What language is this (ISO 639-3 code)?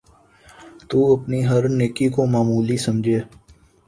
urd